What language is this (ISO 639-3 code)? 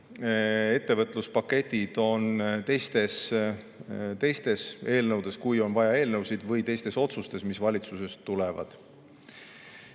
est